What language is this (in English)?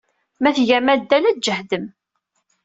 Kabyle